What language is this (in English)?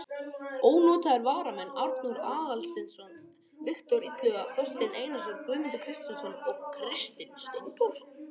Icelandic